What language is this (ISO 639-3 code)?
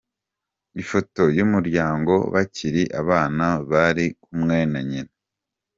kin